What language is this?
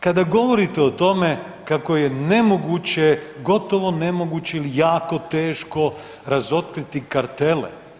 Croatian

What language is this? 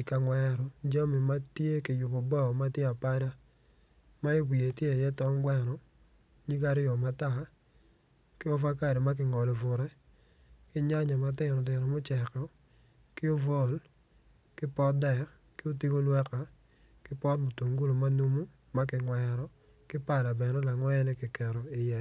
Acoli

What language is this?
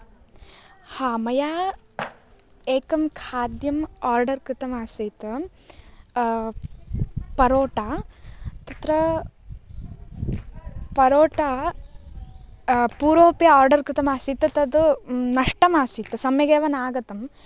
Sanskrit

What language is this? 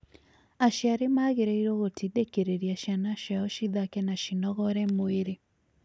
Kikuyu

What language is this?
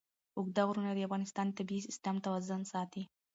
Pashto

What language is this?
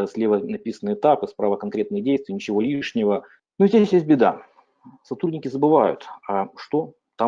Russian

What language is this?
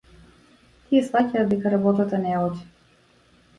Macedonian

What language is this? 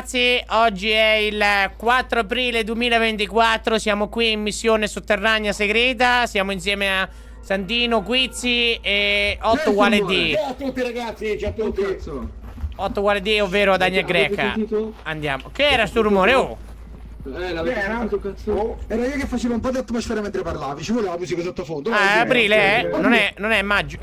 Italian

